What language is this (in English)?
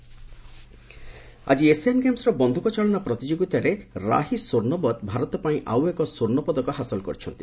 Odia